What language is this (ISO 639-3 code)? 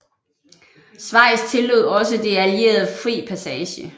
dan